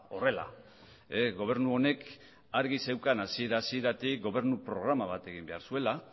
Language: Basque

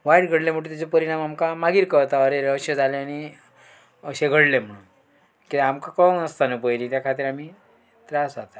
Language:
Konkani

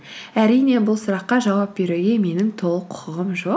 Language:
Kazakh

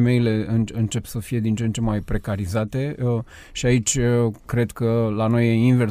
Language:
Romanian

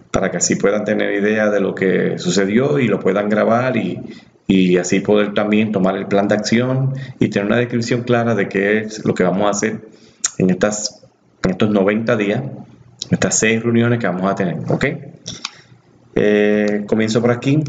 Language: Spanish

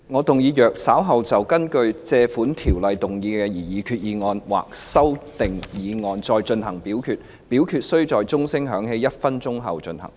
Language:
Cantonese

